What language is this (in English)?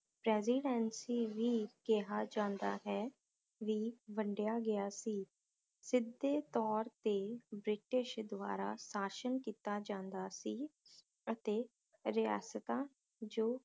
Punjabi